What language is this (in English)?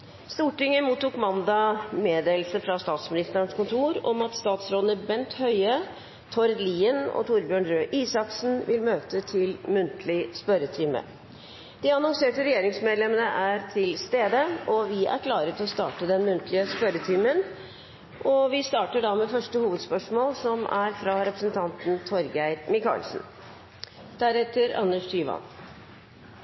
Norwegian Bokmål